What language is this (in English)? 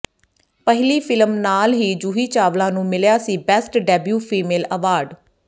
Punjabi